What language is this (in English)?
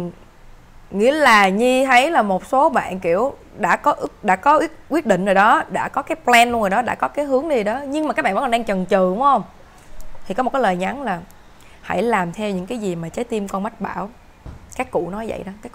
Vietnamese